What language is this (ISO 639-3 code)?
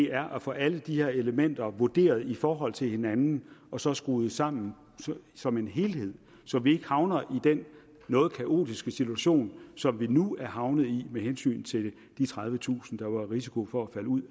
dan